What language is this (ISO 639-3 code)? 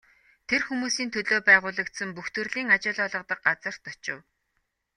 mon